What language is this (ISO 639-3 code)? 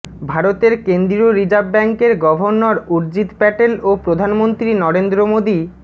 ben